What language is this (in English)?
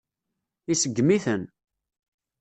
Kabyle